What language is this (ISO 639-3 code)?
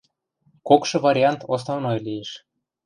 mrj